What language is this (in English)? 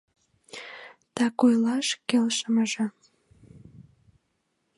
Mari